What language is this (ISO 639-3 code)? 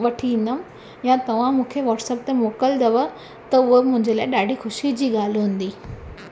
snd